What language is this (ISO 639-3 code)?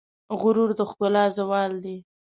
pus